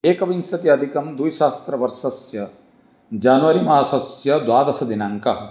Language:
Sanskrit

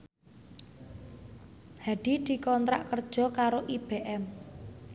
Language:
Javanese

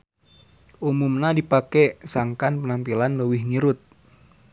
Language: Sundanese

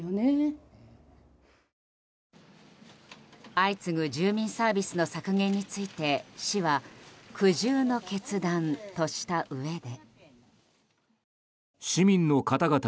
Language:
Japanese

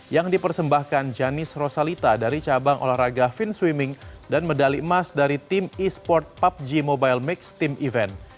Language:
Indonesian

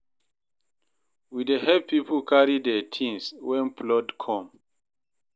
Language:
Nigerian Pidgin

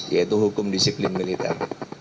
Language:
Indonesian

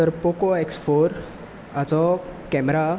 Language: Konkani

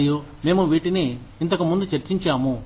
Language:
Telugu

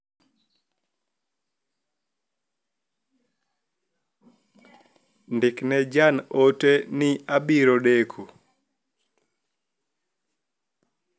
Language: Luo (Kenya and Tanzania)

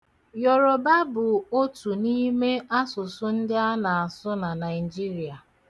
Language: Igbo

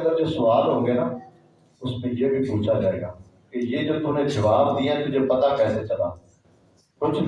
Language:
Urdu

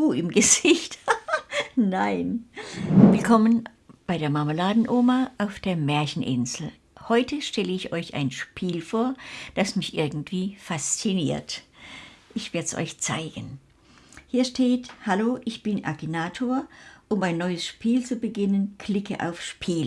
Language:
German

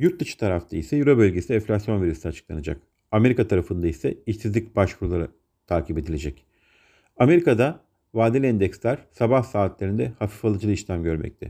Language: Turkish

